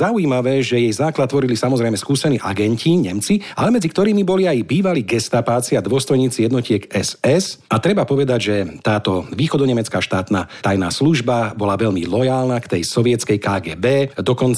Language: Slovak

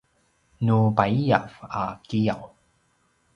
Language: Paiwan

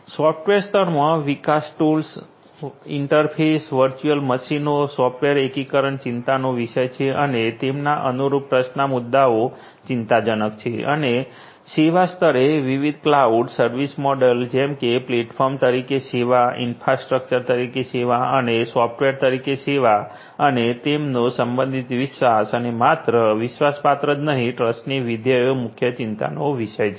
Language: Gujarati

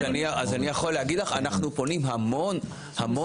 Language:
Hebrew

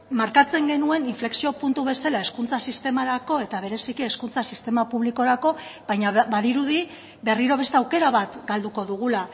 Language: Basque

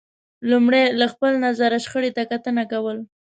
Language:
Pashto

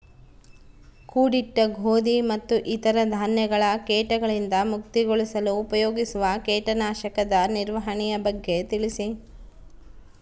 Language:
Kannada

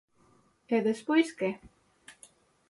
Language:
Galician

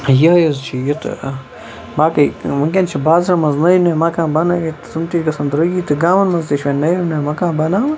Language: Kashmiri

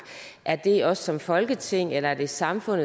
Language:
Danish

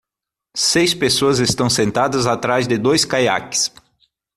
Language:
Portuguese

